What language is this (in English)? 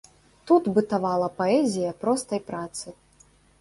Belarusian